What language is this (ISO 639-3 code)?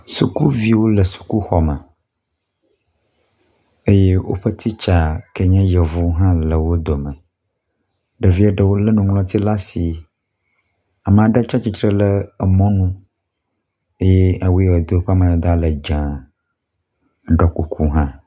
ewe